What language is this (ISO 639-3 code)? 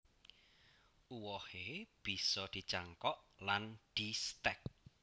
jav